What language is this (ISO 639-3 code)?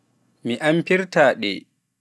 fuf